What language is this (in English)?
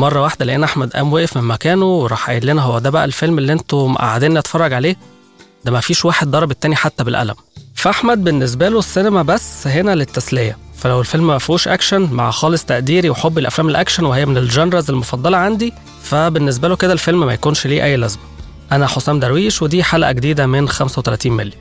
Arabic